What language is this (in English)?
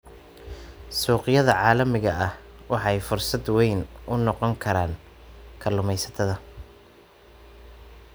Somali